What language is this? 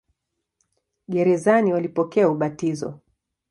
Swahili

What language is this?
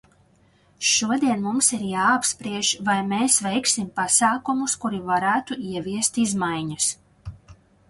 Latvian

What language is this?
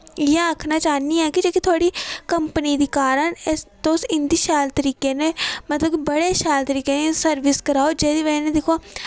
Dogri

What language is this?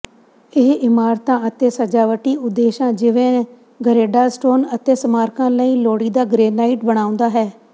Punjabi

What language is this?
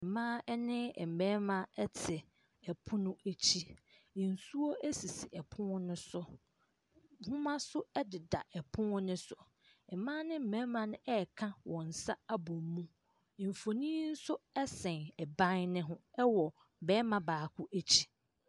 Akan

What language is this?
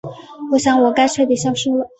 Chinese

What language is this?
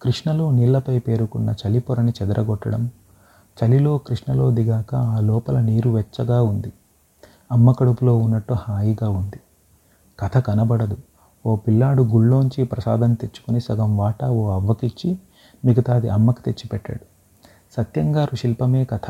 Telugu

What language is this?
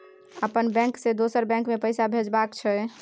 Maithili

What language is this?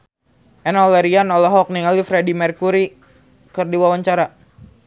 Sundanese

